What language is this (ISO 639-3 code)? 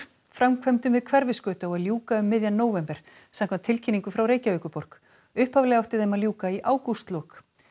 isl